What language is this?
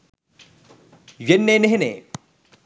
Sinhala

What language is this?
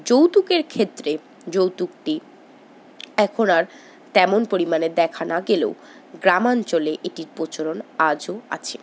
Bangla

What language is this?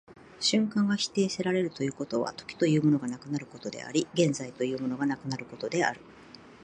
Japanese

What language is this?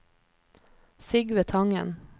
Norwegian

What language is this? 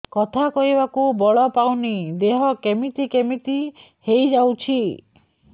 Odia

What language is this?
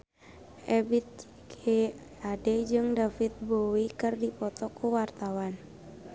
Sundanese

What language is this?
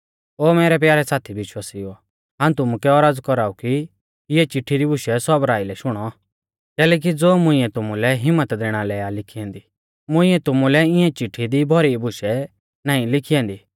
Mahasu Pahari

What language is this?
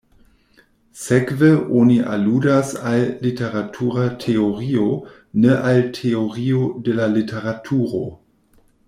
Esperanto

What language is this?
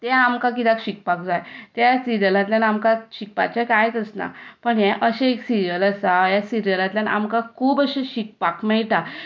Konkani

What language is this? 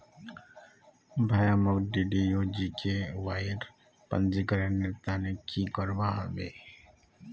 Magahi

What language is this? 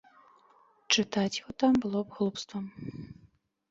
Belarusian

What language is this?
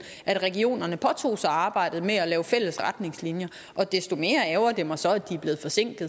Danish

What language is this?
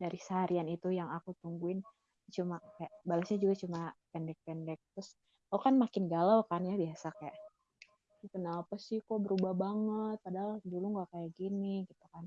Indonesian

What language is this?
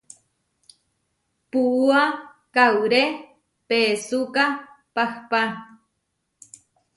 Huarijio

